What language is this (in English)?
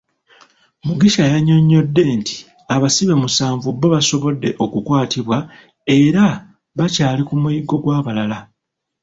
Ganda